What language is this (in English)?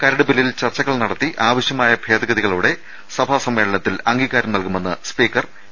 Malayalam